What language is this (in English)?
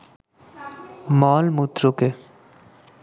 Bangla